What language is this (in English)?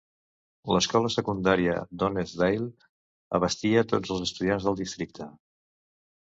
Catalan